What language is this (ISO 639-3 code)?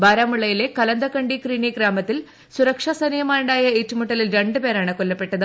mal